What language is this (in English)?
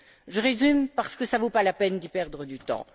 French